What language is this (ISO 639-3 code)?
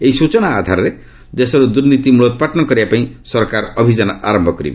ori